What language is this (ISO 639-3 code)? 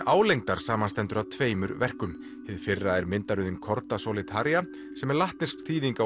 isl